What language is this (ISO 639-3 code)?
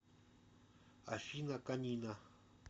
rus